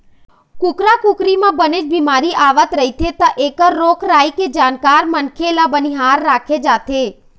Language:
Chhattisgarhi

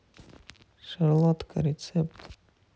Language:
Russian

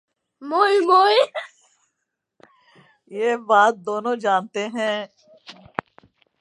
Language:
Urdu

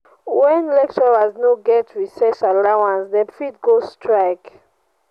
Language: Nigerian Pidgin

